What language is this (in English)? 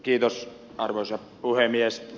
Finnish